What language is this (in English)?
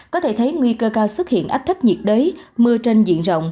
Vietnamese